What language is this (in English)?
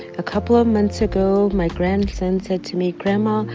English